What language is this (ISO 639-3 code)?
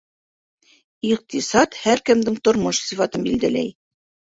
bak